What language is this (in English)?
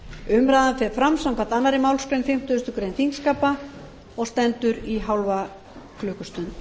Icelandic